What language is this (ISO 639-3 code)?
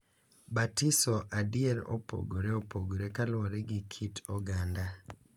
luo